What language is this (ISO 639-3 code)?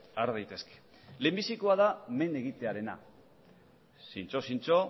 eus